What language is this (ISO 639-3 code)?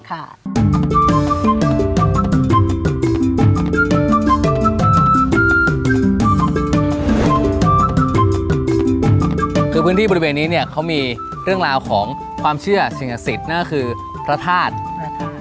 tha